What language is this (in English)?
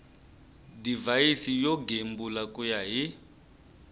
Tsonga